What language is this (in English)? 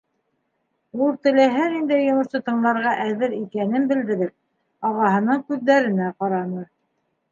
Bashkir